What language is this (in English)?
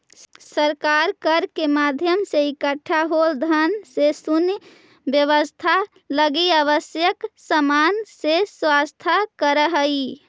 Magahi